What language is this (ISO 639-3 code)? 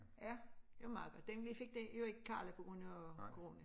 dan